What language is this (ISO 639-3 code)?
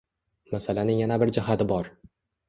uzb